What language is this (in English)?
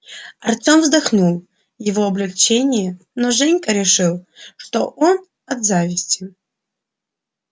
Russian